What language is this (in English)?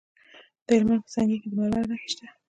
Pashto